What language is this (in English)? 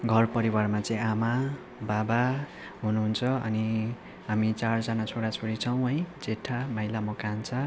Nepali